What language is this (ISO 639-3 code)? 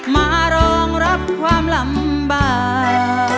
tha